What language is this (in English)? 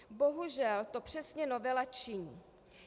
Czech